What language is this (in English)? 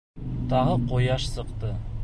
Bashkir